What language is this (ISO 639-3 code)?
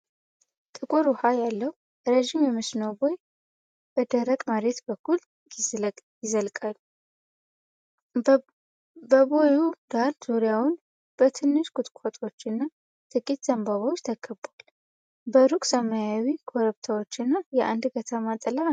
amh